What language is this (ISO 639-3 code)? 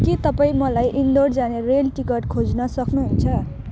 nep